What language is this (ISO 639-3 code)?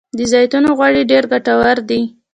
pus